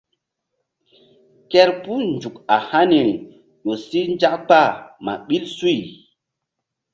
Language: Mbum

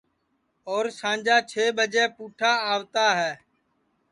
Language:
Sansi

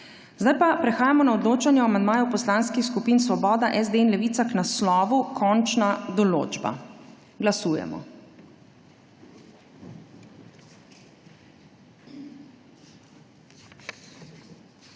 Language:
Slovenian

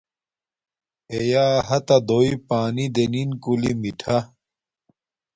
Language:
Domaaki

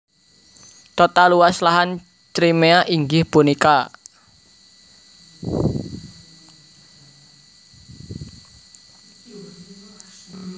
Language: Javanese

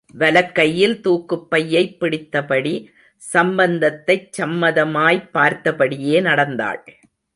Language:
Tamil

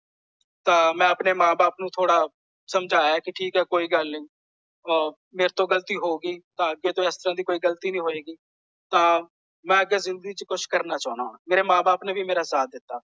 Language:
Punjabi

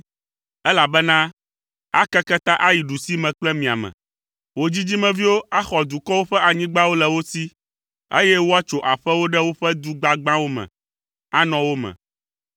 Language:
Ewe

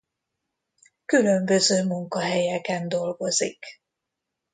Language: Hungarian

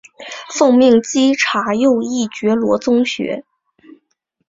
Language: Chinese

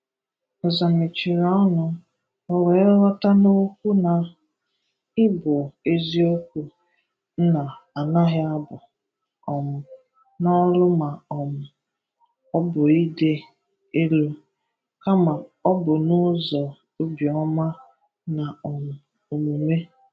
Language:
Igbo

